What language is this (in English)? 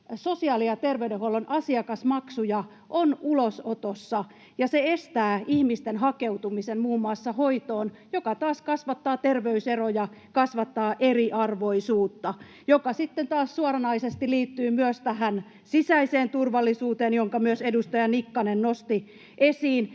Finnish